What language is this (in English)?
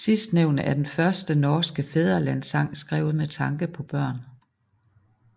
Danish